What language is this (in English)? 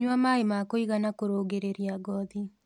Kikuyu